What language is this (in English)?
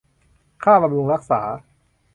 Thai